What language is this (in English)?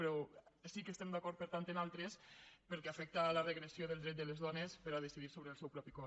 Catalan